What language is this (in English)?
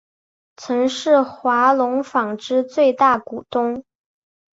Chinese